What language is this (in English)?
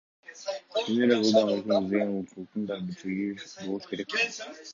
Kyrgyz